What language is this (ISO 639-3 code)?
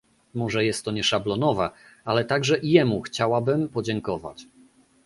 pol